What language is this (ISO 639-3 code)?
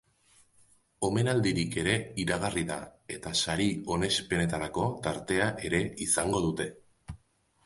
eus